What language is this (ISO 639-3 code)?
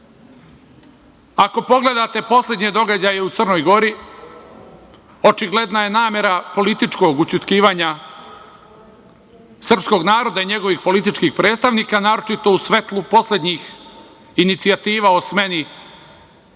srp